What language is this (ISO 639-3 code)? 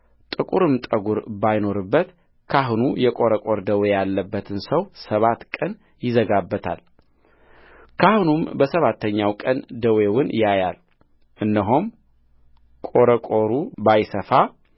amh